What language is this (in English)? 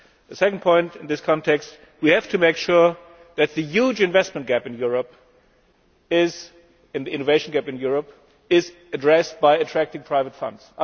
English